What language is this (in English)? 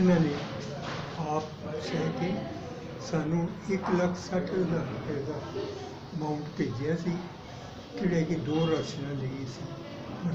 Hindi